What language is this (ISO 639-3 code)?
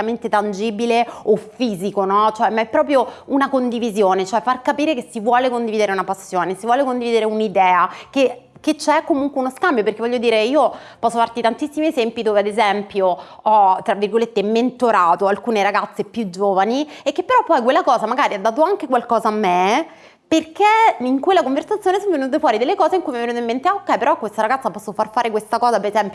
ita